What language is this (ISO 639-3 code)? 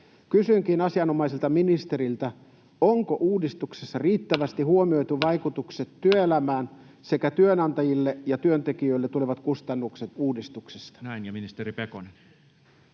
fin